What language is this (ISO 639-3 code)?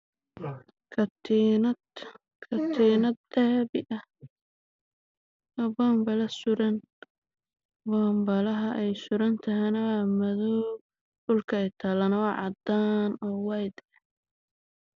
som